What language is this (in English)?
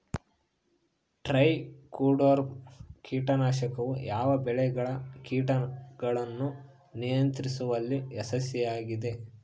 Kannada